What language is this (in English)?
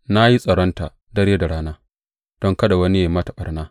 Hausa